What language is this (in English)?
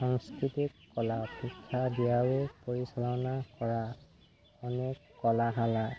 Assamese